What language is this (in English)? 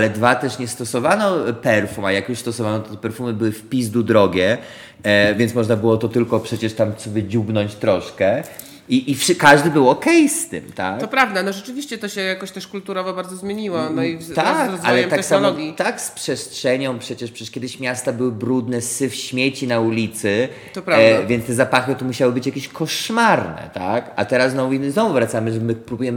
Polish